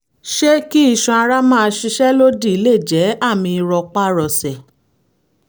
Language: Yoruba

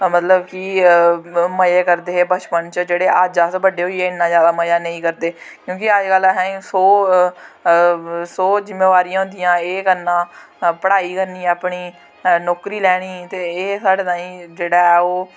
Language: Dogri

